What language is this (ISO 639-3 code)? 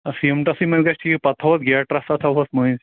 kas